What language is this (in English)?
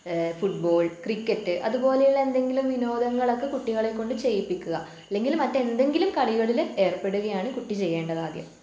Malayalam